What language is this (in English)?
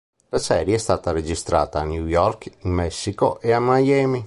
Italian